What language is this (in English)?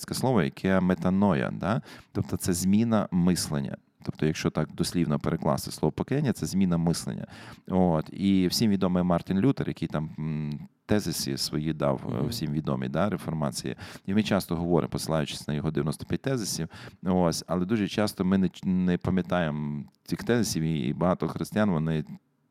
Ukrainian